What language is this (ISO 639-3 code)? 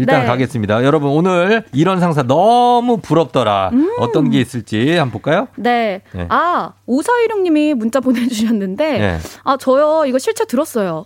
kor